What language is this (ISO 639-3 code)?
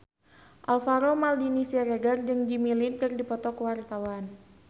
sun